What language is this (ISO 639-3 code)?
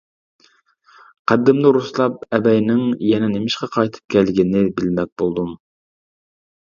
uig